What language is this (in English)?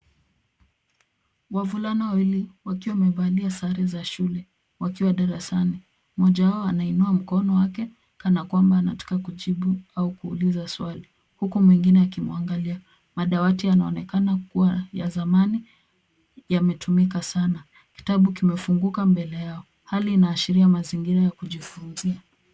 Swahili